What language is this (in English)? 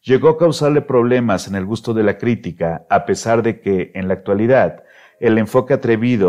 Spanish